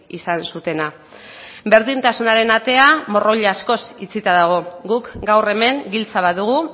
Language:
Basque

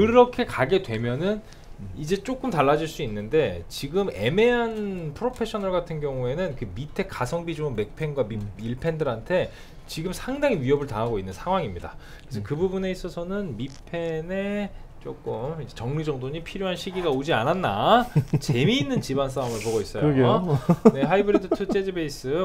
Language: Korean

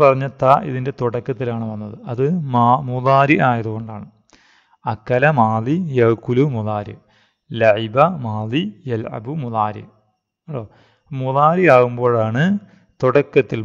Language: Turkish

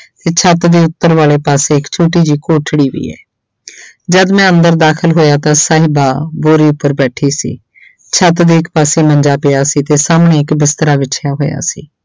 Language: Punjabi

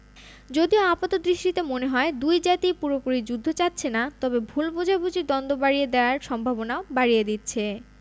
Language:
Bangla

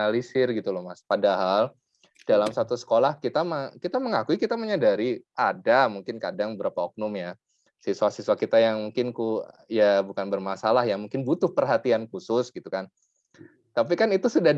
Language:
Indonesian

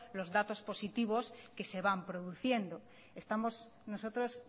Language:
Spanish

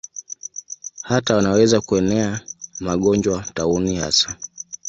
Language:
Swahili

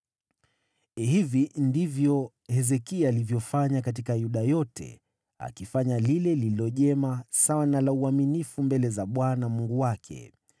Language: Swahili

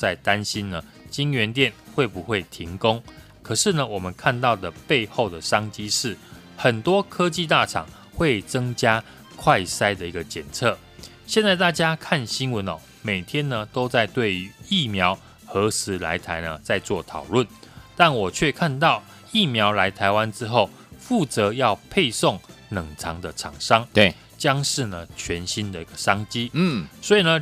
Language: Chinese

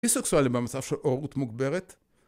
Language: Hebrew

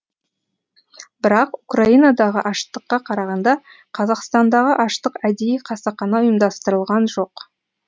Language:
Kazakh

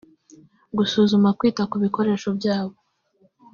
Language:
Kinyarwanda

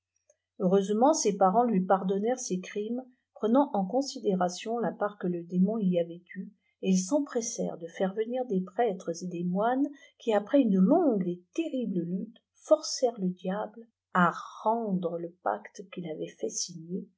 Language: French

